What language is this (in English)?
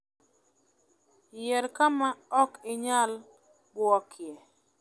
Luo (Kenya and Tanzania)